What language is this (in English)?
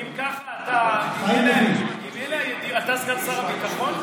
Hebrew